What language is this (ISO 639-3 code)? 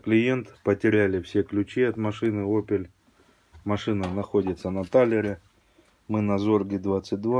rus